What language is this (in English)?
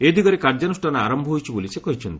Odia